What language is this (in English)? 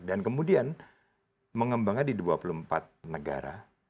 Indonesian